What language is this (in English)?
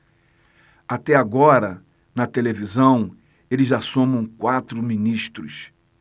Portuguese